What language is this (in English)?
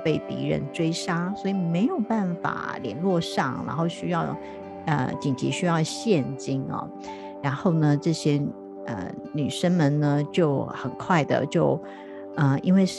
Chinese